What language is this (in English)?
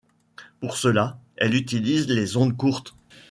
French